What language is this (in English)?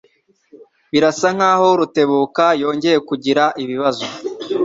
Kinyarwanda